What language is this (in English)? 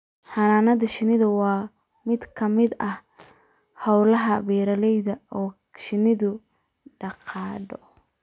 Somali